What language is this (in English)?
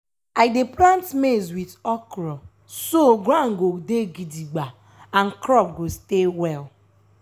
Nigerian Pidgin